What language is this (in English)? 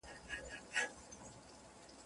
Pashto